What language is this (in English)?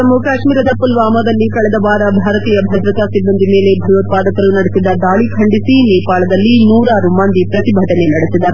Kannada